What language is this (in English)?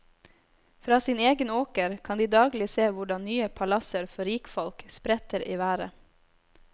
Norwegian